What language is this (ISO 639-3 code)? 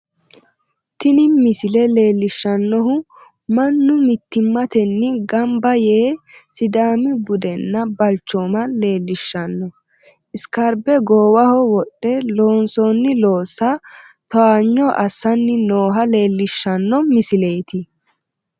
sid